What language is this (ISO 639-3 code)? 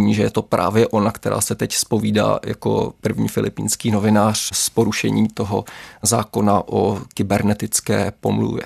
ces